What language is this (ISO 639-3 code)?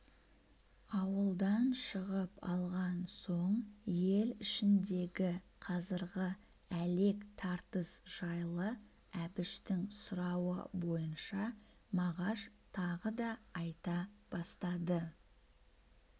kaz